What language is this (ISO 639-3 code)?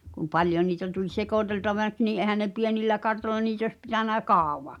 fin